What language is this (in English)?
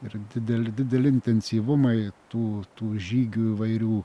Lithuanian